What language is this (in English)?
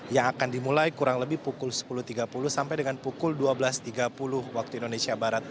Indonesian